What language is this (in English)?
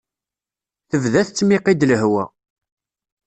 Kabyle